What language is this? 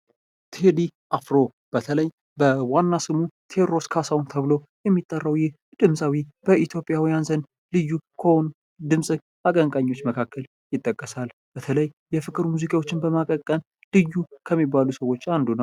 Amharic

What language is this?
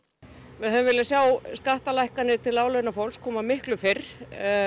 Icelandic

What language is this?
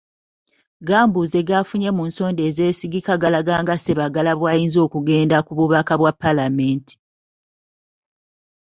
Ganda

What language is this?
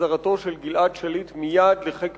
Hebrew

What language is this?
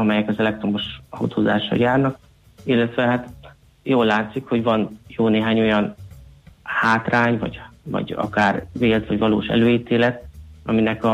Hungarian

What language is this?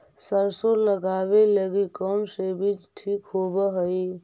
Magahi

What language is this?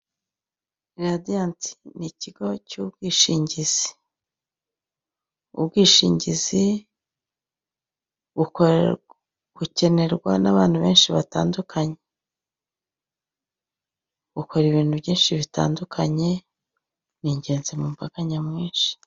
Kinyarwanda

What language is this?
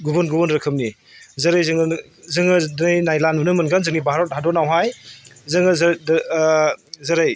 Bodo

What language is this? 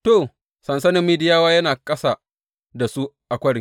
Hausa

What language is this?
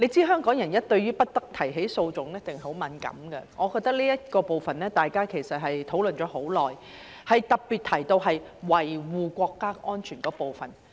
Cantonese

